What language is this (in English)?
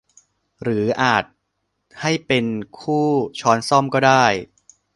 Thai